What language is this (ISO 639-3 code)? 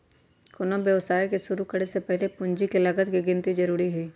mag